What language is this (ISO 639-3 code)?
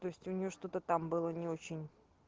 rus